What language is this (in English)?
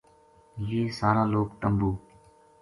Gujari